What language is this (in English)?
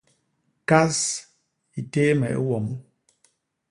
Basaa